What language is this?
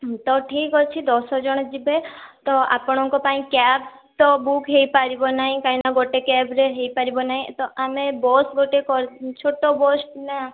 Odia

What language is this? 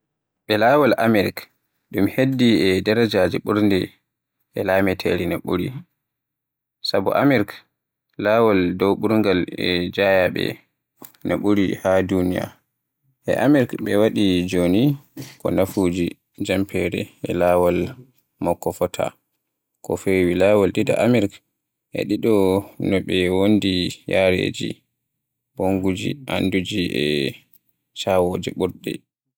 Borgu Fulfulde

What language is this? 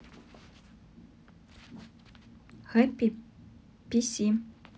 Russian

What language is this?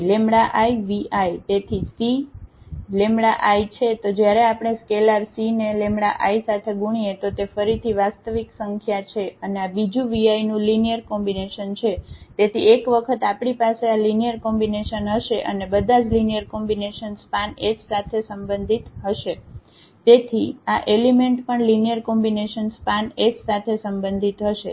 Gujarati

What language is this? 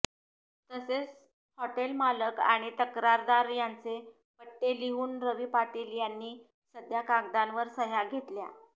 Marathi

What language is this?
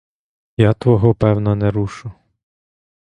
Ukrainian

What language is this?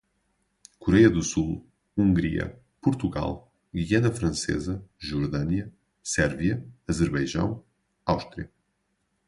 Portuguese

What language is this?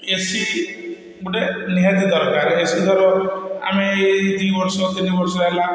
Odia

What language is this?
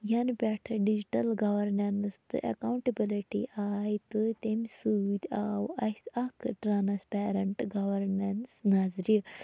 Kashmiri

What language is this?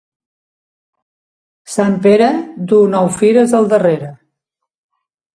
Catalan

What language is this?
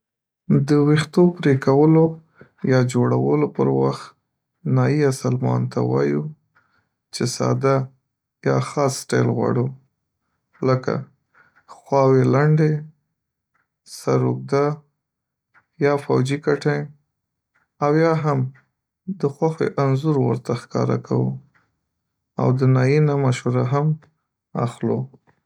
Pashto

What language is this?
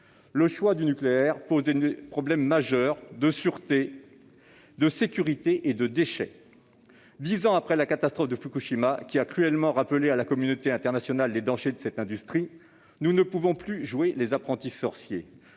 French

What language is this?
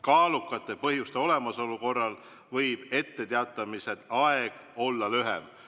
Estonian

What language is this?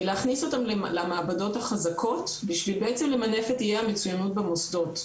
Hebrew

